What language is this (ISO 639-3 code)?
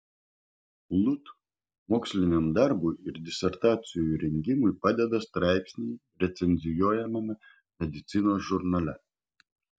lit